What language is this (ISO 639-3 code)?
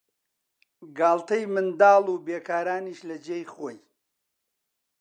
ckb